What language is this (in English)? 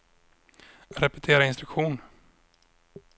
Swedish